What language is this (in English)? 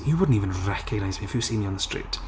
English